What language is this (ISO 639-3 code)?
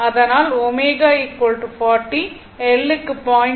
tam